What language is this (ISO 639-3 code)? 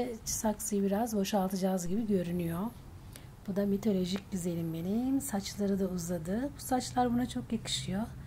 tur